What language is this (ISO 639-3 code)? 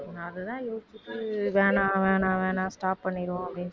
tam